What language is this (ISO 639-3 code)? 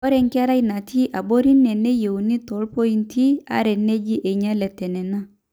mas